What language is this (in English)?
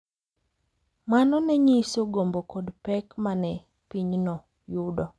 Luo (Kenya and Tanzania)